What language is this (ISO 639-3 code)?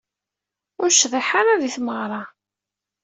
kab